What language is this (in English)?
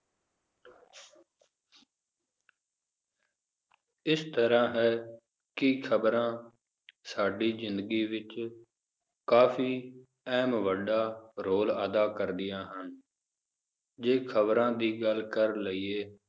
Punjabi